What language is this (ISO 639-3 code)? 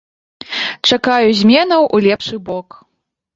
bel